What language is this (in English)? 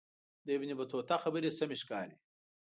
Pashto